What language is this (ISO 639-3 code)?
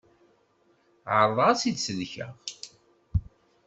kab